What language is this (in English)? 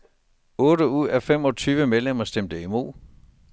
Danish